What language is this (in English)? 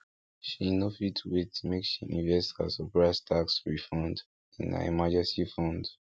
Nigerian Pidgin